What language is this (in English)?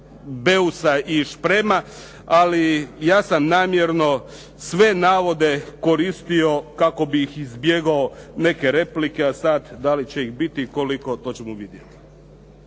Croatian